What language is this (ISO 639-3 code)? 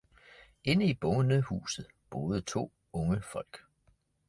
dan